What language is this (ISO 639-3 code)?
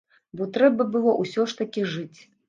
bel